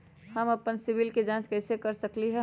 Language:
Magahi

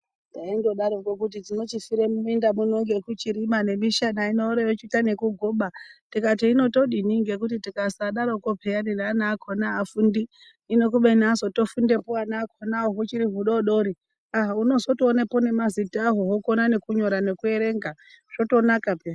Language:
Ndau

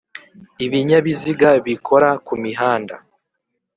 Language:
Kinyarwanda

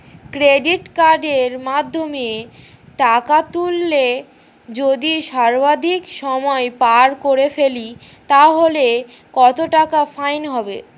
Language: Bangla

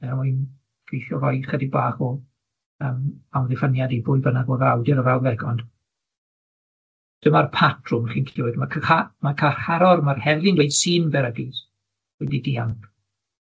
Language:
Welsh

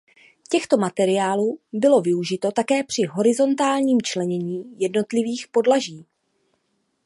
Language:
Czech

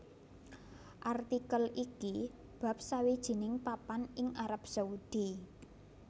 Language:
Javanese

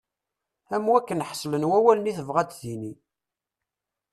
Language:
Kabyle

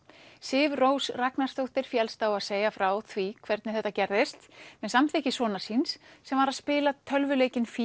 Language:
Icelandic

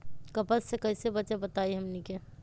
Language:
Magahi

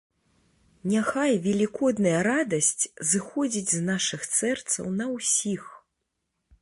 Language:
Belarusian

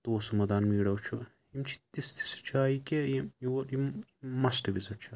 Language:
Kashmiri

